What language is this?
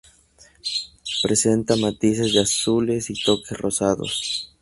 Spanish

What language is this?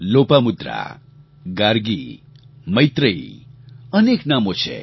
Gujarati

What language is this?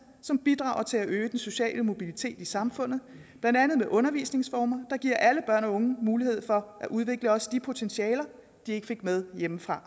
Danish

